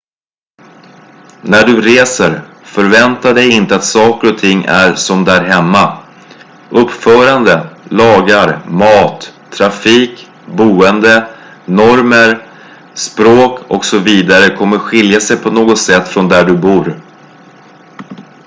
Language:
Swedish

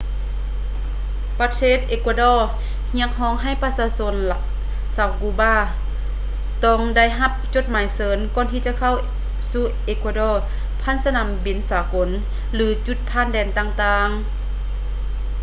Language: Lao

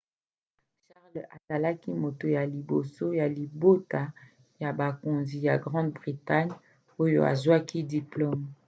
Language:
Lingala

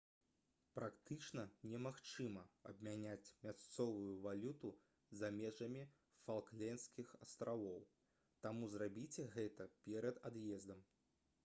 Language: Belarusian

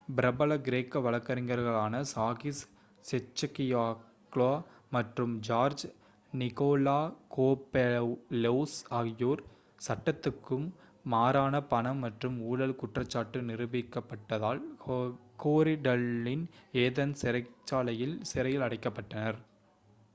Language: Tamil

